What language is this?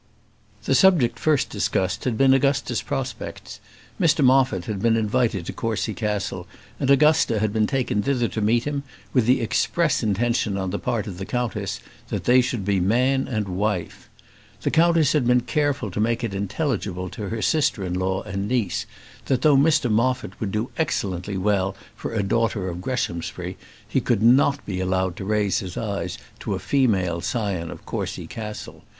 English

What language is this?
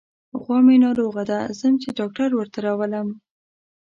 Pashto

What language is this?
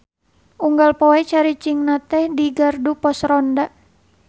Sundanese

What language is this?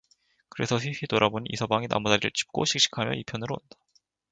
Korean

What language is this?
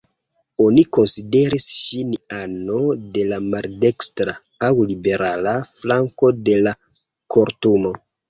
Esperanto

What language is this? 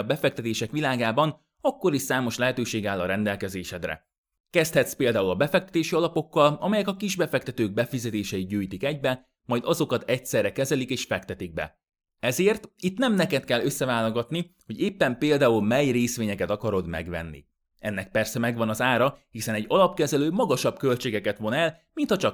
Hungarian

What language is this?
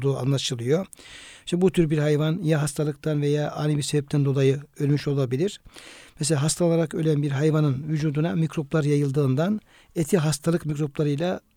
Turkish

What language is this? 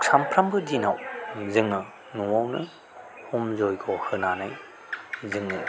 Bodo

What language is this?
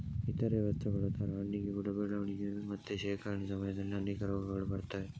Kannada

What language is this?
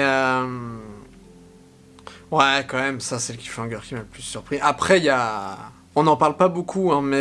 French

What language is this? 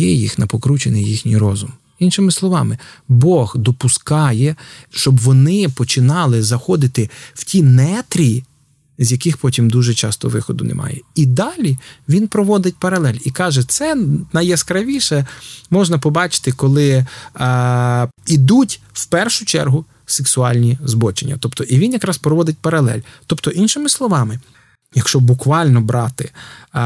Ukrainian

